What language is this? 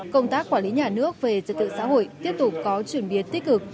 Vietnamese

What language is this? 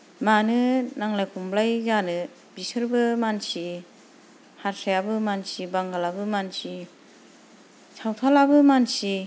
Bodo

